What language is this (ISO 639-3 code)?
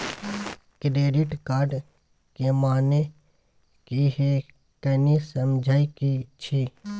mai